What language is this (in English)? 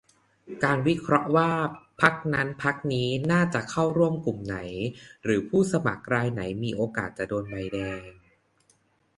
Thai